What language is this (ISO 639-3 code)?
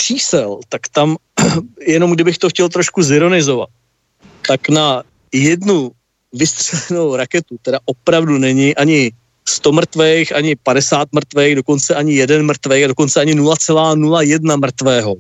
ces